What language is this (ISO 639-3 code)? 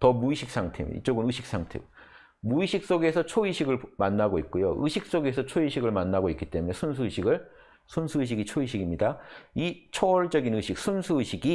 kor